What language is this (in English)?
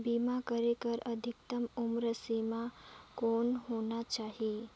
Chhattisgarhi